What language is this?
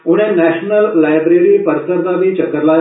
Dogri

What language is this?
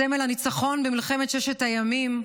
Hebrew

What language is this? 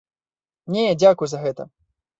Belarusian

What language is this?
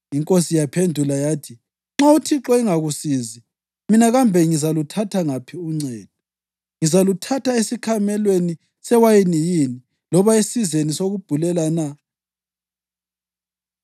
North Ndebele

